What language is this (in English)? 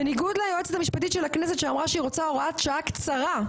Hebrew